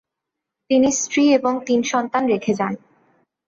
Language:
Bangla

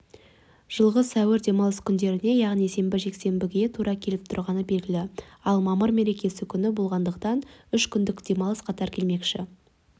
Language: Kazakh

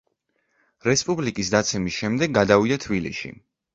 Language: Georgian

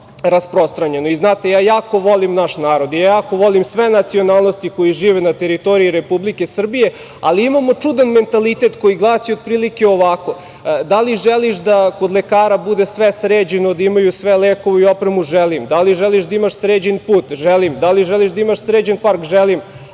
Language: Serbian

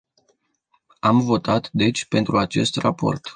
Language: Romanian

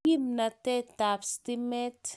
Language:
Kalenjin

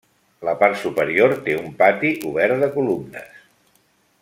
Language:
Catalan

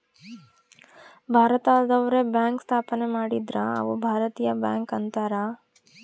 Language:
Kannada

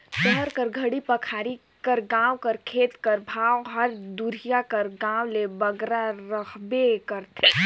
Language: Chhattisgarhi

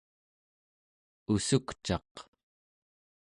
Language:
Central Yupik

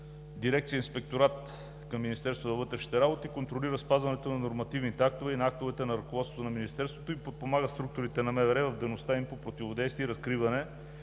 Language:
Bulgarian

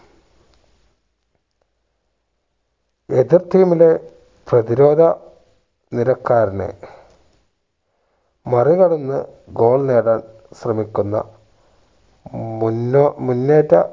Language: Malayalam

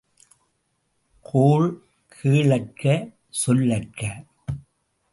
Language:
Tamil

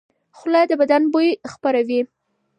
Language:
Pashto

